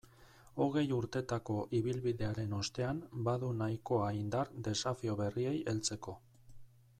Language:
Basque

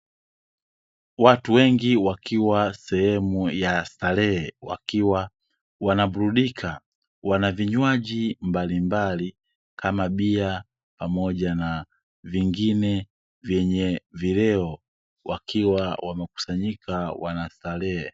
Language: Swahili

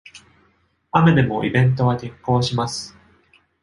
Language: Japanese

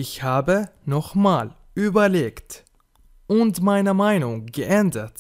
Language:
German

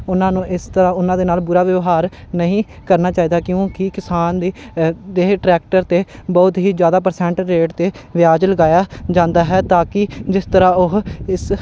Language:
Punjabi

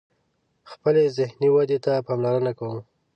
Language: Pashto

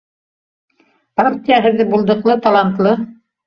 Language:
Bashkir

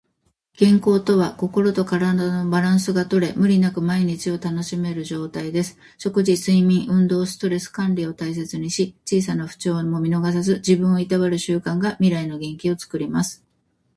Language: Japanese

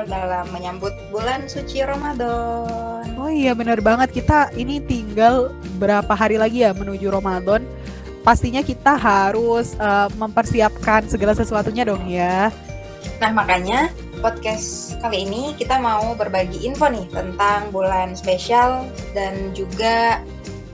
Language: Indonesian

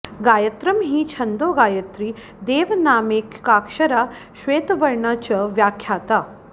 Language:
Sanskrit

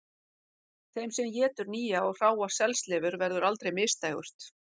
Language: Icelandic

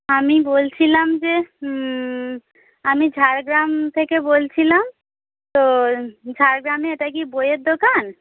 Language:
Bangla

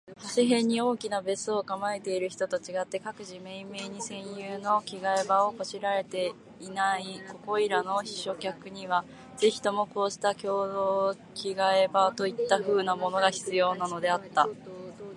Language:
Japanese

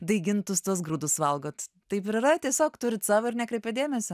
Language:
Lithuanian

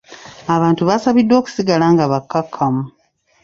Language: Ganda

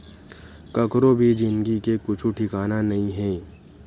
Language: Chhattisgarhi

